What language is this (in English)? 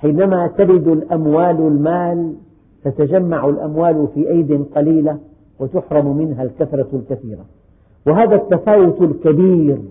Arabic